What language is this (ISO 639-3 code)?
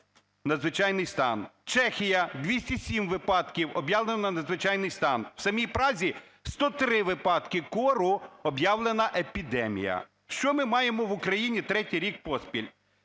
ukr